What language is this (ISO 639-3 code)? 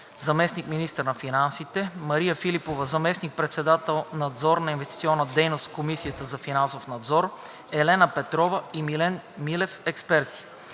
bul